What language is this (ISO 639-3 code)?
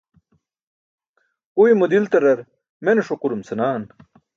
bsk